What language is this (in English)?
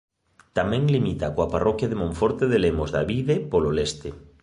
Galician